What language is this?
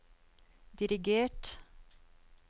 Norwegian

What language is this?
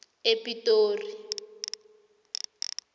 South Ndebele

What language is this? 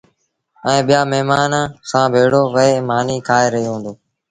Sindhi Bhil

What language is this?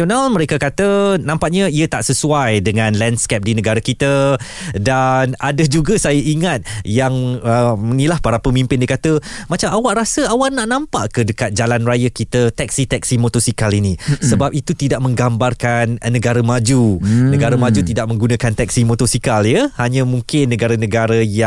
Malay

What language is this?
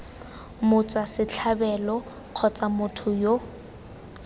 Tswana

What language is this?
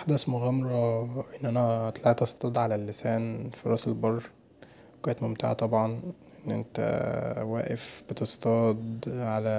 Egyptian Arabic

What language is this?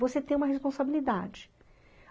Portuguese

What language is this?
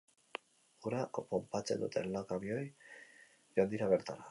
Basque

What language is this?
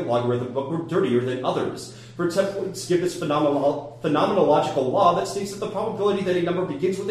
English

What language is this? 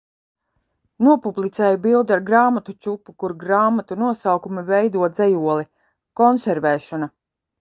Latvian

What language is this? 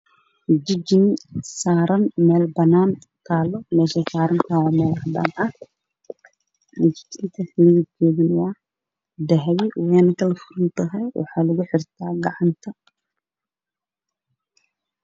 Somali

